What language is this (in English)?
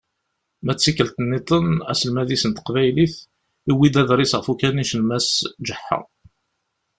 Kabyle